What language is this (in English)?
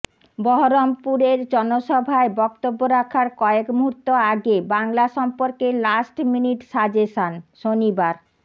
Bangla